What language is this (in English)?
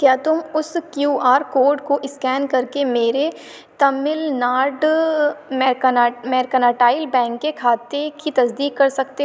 Urdu